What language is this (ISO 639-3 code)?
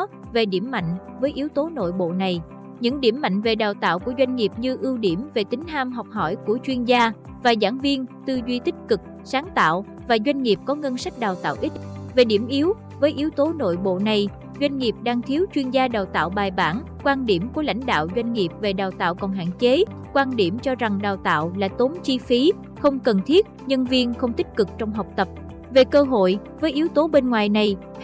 vie